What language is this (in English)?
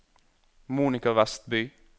Norwegian